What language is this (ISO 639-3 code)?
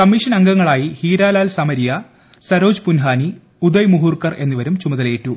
mal